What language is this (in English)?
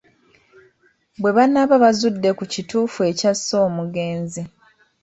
Ganda